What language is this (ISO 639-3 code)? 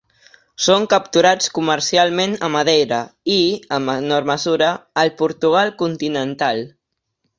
cat